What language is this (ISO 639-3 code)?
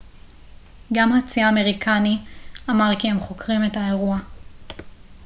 heb